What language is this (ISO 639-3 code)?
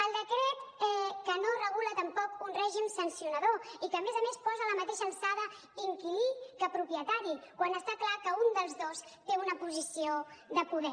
cat